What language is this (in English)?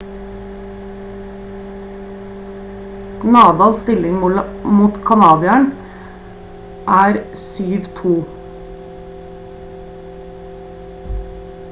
Norwegian Bokmål